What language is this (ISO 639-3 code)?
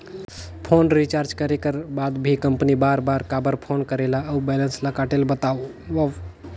hne